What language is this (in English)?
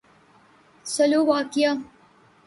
Urdu